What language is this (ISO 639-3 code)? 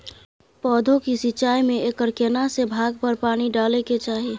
mai